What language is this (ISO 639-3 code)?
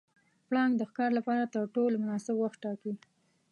pus